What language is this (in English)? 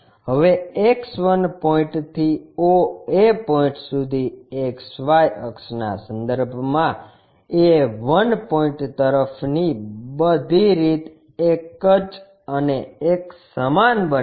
Gujarati